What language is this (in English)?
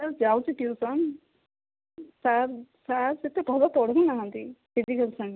Odia